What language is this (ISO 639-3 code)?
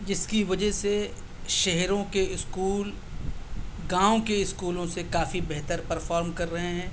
urd